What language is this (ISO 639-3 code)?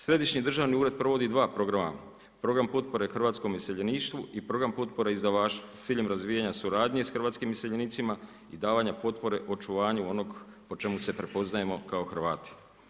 hrv